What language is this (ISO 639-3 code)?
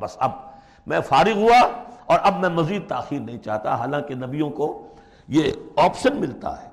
urd